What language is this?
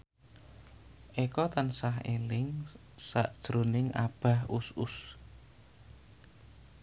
Javanese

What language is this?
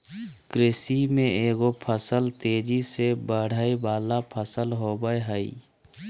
Magahi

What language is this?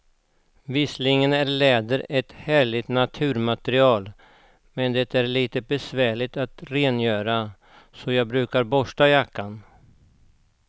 Swedish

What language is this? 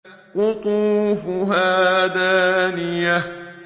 Arabic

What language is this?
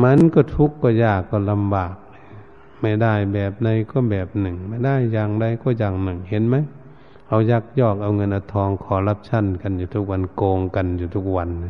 Thai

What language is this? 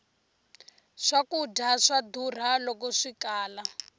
Tsonga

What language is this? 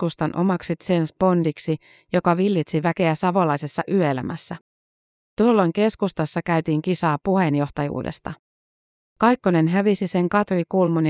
Finnish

